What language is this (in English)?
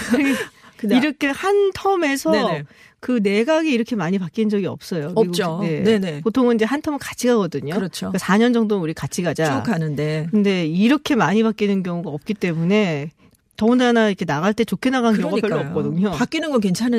Korean